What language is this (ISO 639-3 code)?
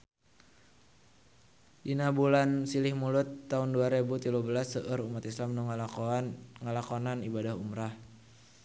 sun